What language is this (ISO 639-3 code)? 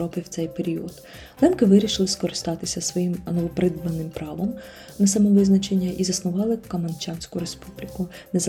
ukr